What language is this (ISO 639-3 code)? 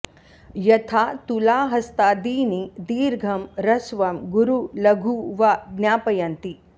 san